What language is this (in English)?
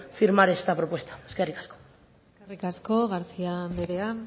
Basque